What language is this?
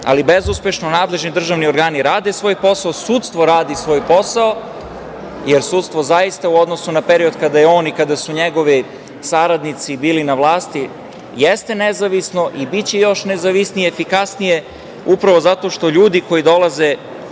Serbian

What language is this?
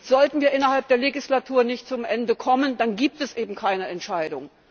German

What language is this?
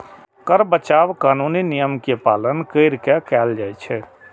Maithili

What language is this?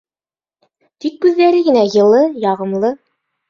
Bashkir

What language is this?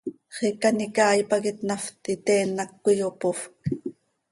Seri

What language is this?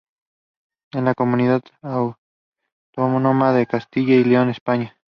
Spanish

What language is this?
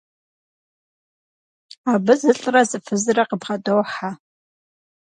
Kabardian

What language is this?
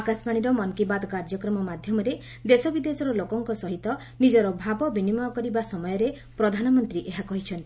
Odia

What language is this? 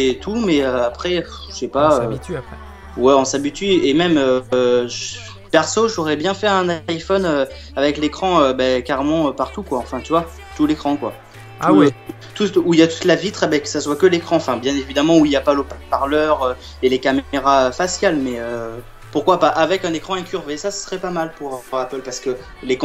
French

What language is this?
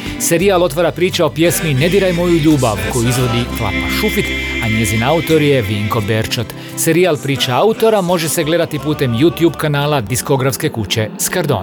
Croatian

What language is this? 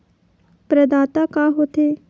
Chhattisgarhi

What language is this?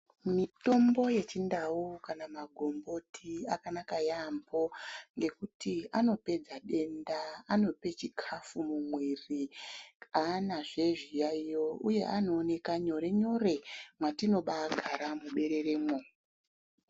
Ndau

